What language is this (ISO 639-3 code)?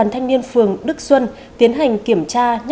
vie